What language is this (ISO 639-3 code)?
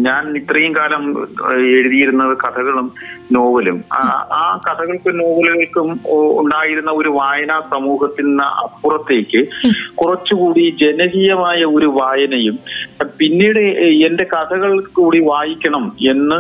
mal